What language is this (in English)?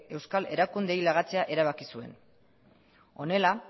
Basque